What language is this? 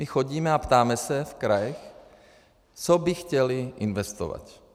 Czech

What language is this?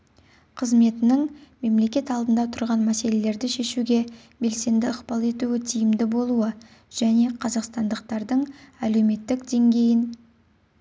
Kazakh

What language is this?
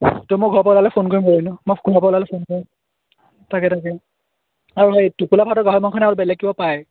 Assamese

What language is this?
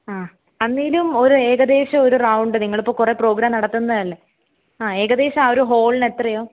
Malayalam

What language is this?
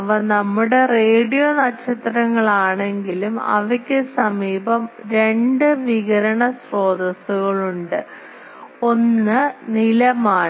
Malayalam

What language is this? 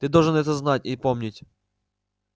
Russian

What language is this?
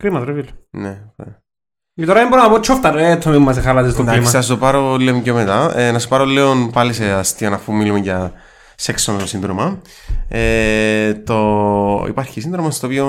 Greek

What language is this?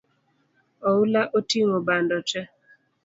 Luo (Kenya and Tanzania)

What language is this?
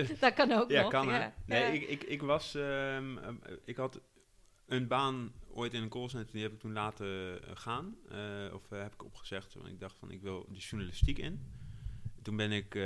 Dutch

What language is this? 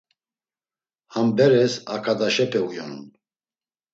Laz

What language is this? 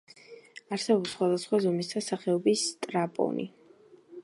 Georgian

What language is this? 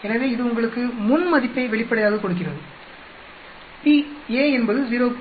Tamil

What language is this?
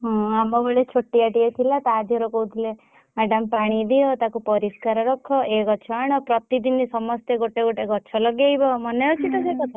Odia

